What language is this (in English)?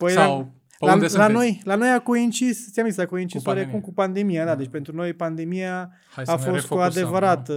Romanian